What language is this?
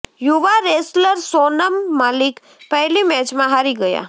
Gujarati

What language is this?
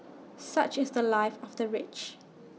English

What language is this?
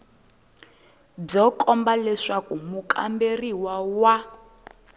Tsonga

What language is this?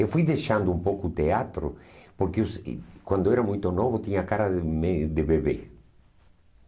Portuguese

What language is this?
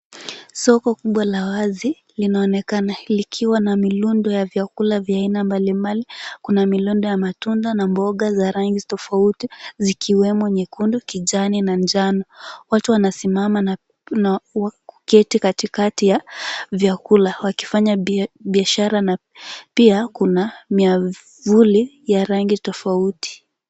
Swahili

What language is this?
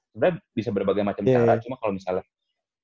Indonesian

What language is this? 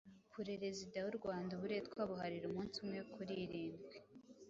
Kinyarwanda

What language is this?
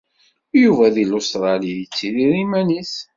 Kabyle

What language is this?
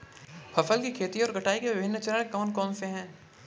Hindi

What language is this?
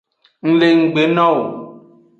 Aja (Benin)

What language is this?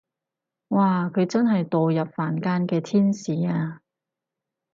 Cantonese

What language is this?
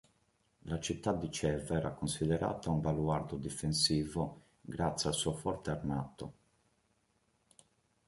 Italian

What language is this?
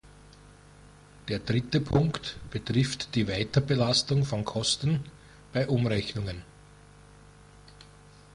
German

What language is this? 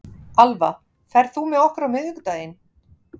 Icelandic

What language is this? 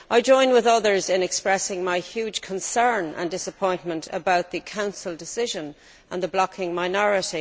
English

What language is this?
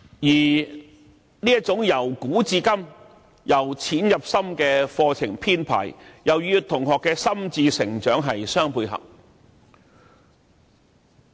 Cantonese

